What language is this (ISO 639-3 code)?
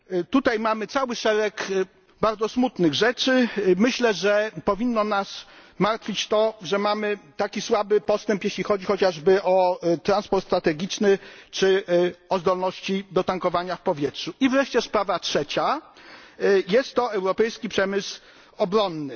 pol